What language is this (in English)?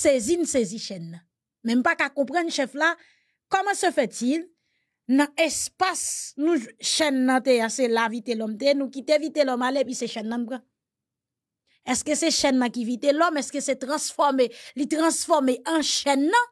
French